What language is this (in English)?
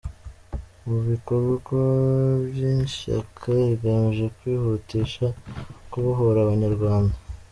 Kinyarwanda